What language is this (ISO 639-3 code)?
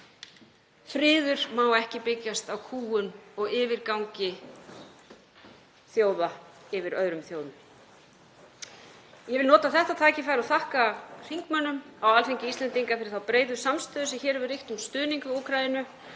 isl